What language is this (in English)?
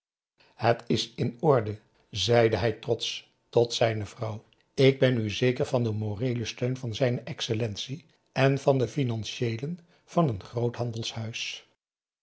Dutch